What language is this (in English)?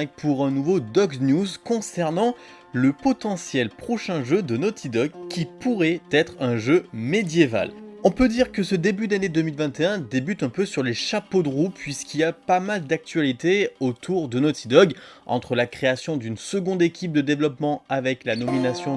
French